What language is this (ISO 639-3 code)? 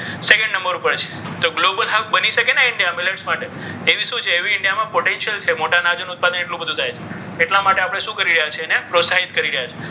guj